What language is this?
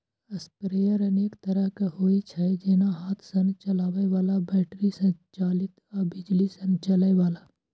Maithili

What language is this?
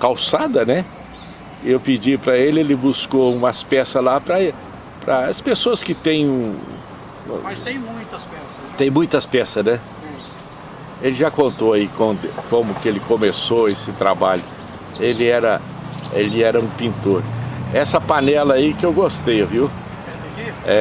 Portuguese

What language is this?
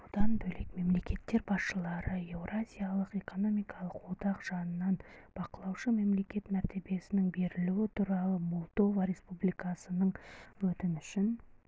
Kazakh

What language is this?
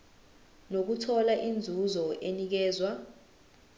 Zulu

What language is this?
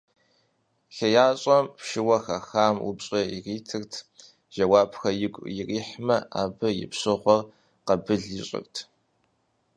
Kabardian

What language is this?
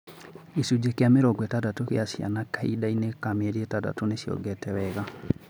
Kikuyu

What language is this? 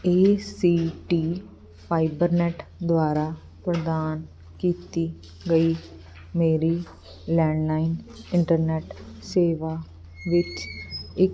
Punjabi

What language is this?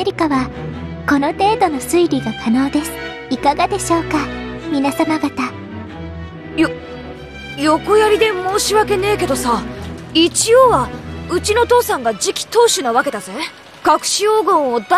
Japanese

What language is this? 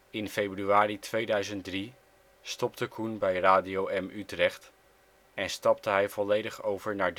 Dutch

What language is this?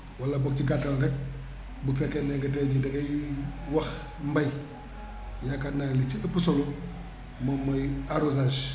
Wolof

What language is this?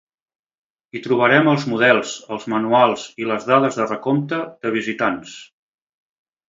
Catalan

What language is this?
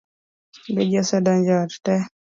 Luo (Kenya and Tanzania)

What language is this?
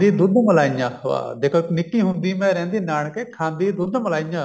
Punjabi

